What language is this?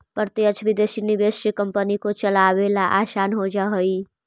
Magahi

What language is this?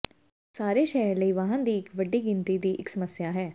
Punjabi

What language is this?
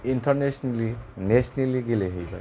Bodo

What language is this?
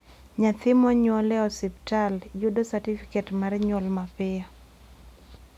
Luo (Kenya and Tanzania)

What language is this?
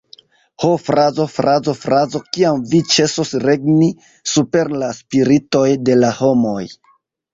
Esperanto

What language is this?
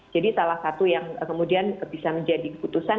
Indonesian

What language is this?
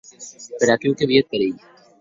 Occitan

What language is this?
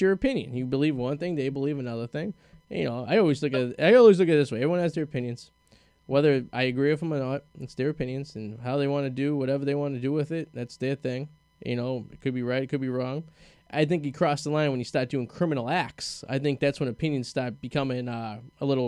English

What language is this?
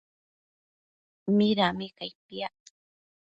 Matsés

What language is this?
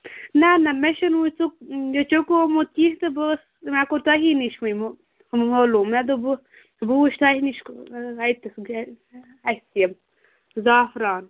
Kashmiri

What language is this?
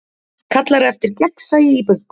Icelandic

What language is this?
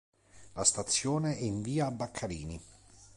Italian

